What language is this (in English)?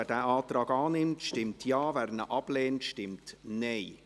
Swiss German